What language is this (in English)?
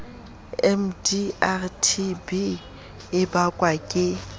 Southern Sotho